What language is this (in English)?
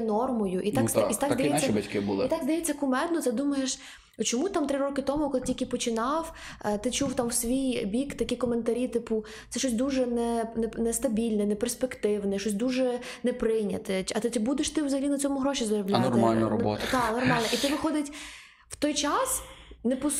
Ukrainian